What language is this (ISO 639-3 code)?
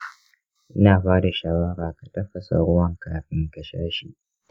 hau